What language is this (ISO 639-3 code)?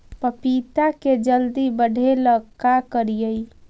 mag